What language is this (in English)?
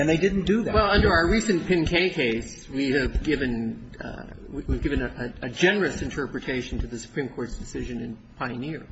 English